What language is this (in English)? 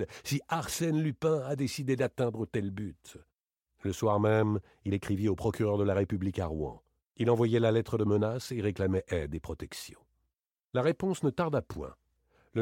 French